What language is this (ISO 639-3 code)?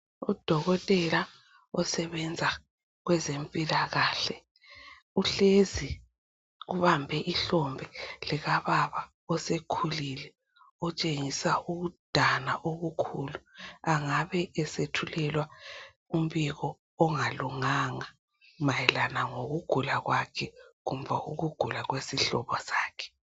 nde